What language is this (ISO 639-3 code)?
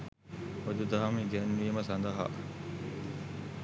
sin